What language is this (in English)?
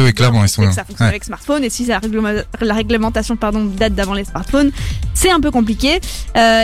French